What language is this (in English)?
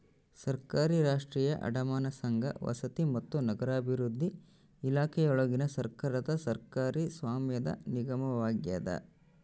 Kannada